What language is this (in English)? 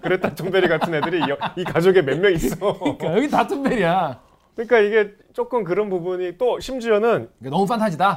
Korean